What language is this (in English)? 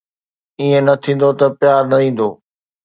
Sindhi